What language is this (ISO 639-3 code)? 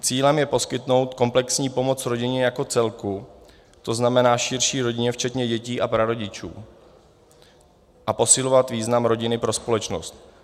ces